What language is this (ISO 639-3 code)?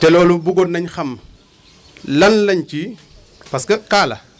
wol